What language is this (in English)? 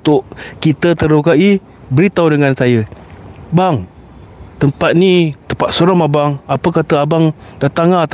Malay